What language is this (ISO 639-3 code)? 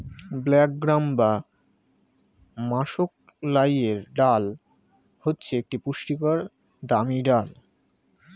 ben